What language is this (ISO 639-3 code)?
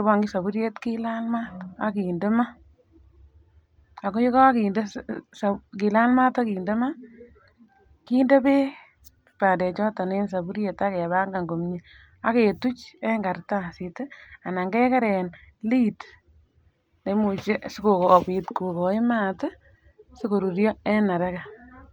kln